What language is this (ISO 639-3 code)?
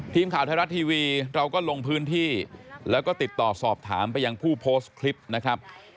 tha